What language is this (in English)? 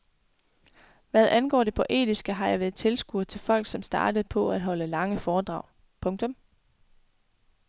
Danish